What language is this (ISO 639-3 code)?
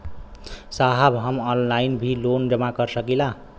bho